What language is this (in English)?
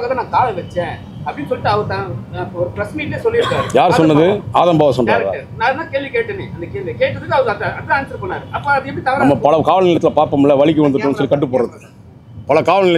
Tamil